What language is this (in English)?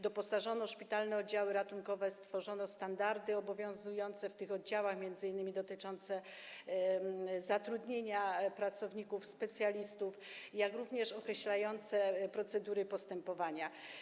Polish